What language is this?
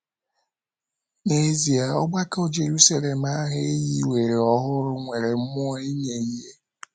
Igbo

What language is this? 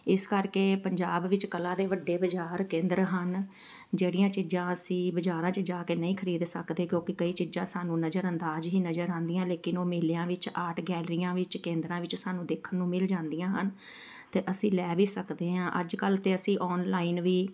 Punjabi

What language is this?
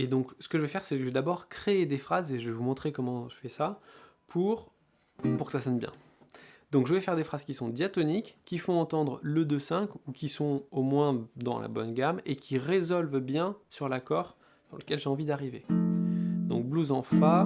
French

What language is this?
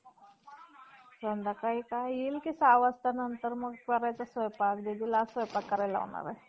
Marathi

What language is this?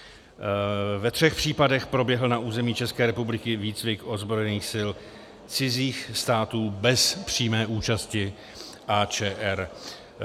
Czech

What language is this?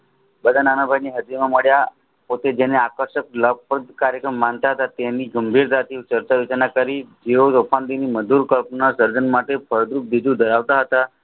Gujarati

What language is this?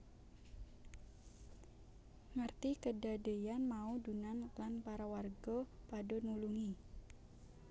Javanese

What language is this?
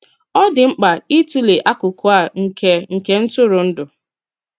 Igbo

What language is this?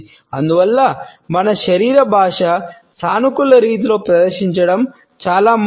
Telugu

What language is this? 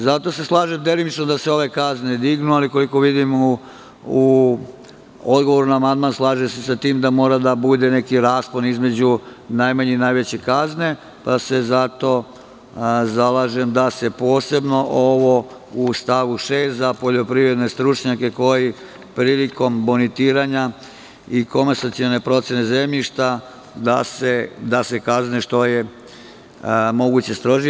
Serbian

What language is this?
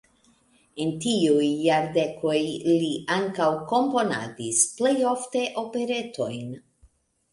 Esperanto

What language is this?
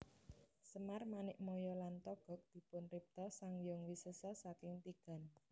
Javanese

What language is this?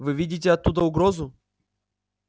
Russian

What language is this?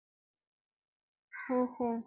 Tamil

